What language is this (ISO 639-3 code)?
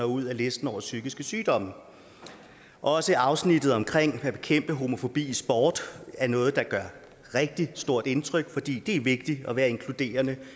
dan